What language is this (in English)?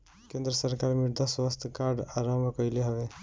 Bhojpuri